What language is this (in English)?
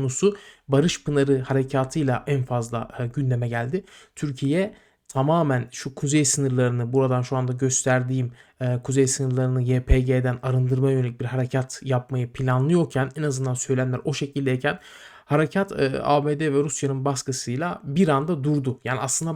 Turkish